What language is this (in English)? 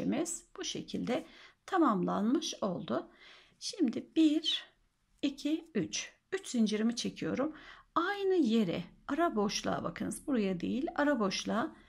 Turkish